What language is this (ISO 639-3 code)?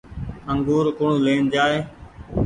gig